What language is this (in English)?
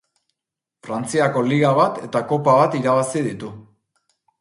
Basque